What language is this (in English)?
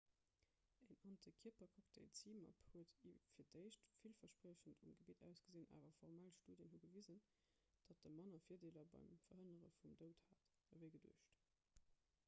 Luxembourgish